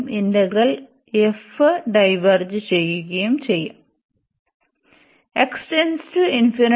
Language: Malayalam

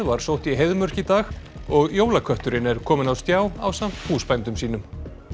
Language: Icelandic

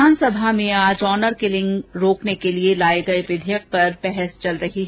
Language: Hindi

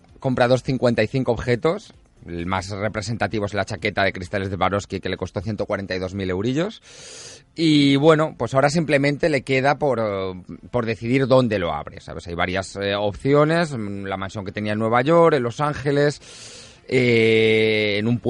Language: Spanish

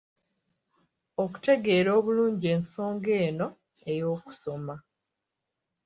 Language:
Ganda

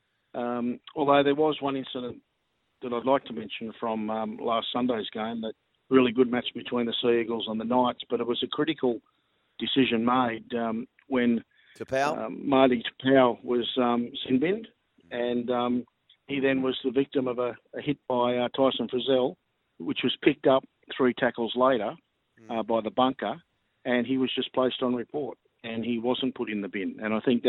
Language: English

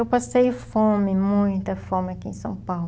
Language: Portuguese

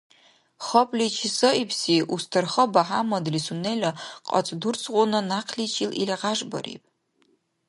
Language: Dargwa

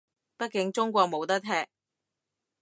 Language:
Cantonese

